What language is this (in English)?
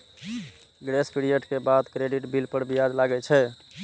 Maithili